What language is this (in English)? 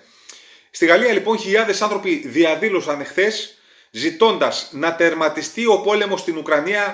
Greek